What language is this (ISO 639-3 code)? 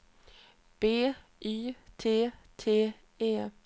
swe